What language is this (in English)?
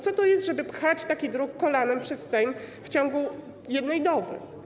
Polish